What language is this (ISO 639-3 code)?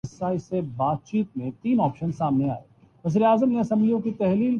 urd